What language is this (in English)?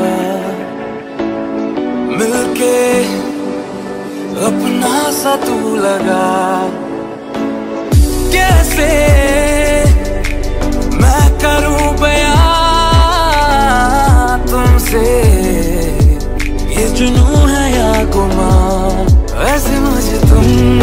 Arabic